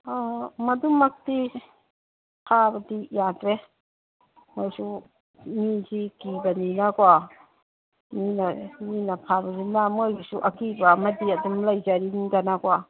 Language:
Manipuri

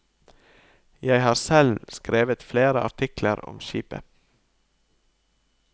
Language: Norwegian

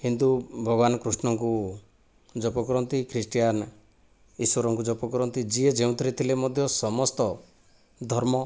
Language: Odia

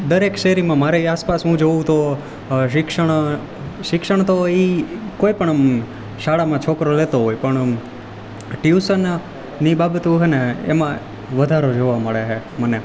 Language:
Gujarati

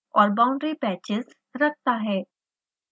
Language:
Hindi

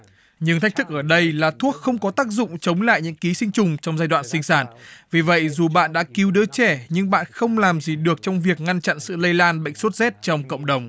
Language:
Vietnamese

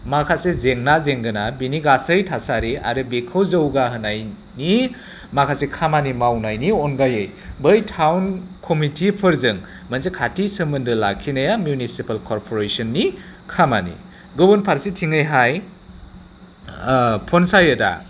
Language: Bodo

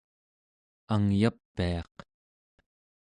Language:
Central Yupik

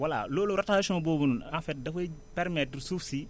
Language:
Wolof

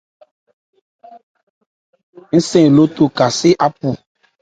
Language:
Ebrié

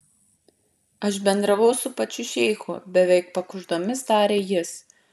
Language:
Lithuanian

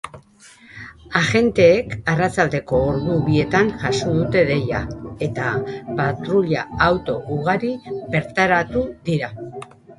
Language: Basque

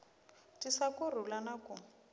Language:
Tsonga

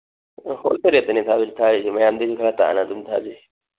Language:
Manipuri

